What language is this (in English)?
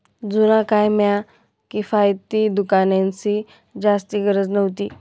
Marathi